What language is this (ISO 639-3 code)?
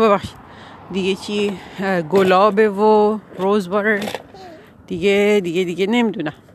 fas